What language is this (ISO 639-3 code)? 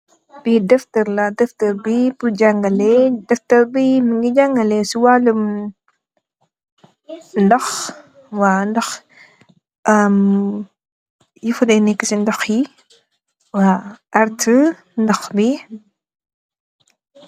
wol